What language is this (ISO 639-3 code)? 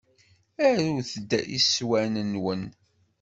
kab